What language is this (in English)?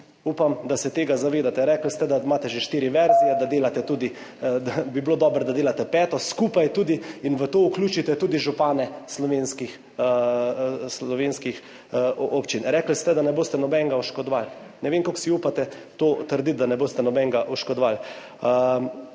Slovenian